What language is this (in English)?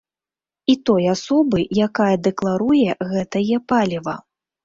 Belarusian